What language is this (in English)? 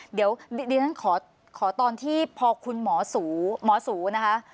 Thai